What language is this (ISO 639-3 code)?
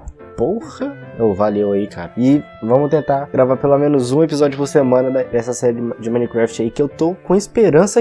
por